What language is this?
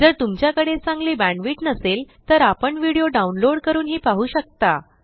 Marathi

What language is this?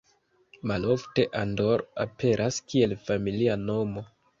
Esperanto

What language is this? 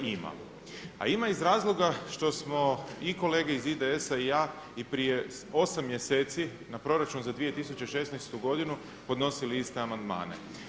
Croatian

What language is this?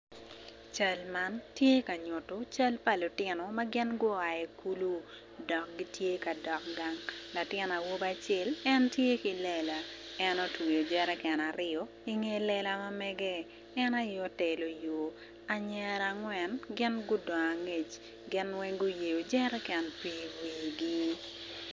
Acoli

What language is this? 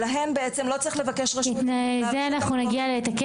Hebrew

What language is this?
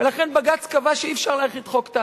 Hebrew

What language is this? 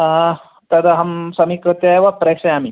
Sanskrit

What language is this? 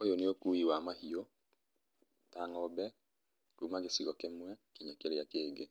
Kikuyu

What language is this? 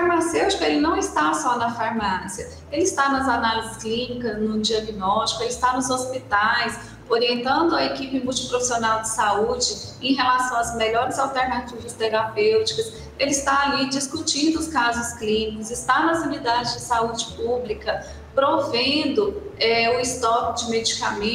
Portuguese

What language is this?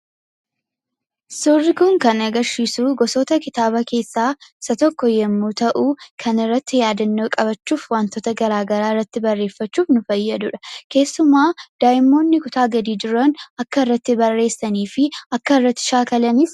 Oromo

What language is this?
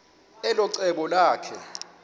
Xhosa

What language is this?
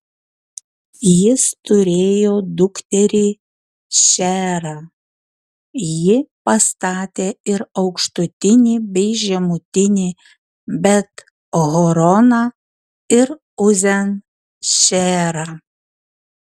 Lithuanian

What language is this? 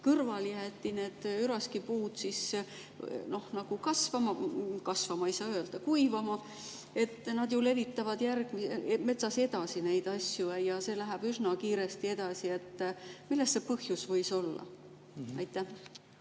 Estonian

